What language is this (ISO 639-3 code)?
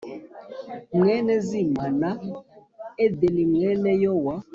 kin